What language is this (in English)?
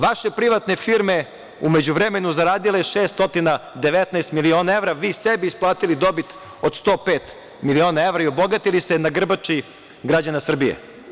Serbian